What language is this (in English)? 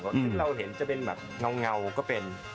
Thai